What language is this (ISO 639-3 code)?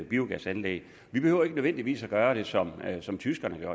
dan